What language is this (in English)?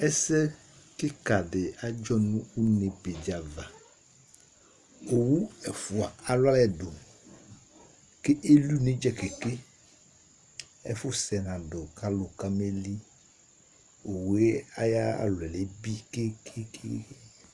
Ikposo